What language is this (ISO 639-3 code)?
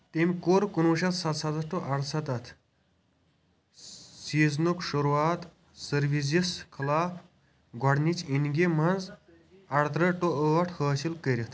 kas